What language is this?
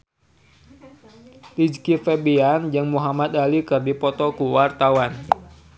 Sundanese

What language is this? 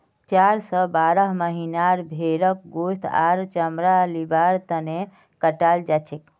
Magahi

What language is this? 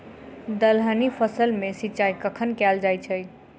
Maithili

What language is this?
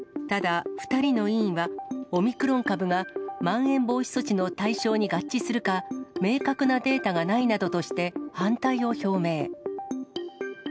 Japanese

